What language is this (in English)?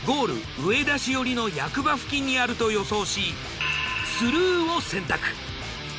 Japanese